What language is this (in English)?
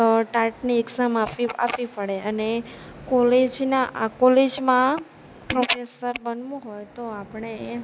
Gujarati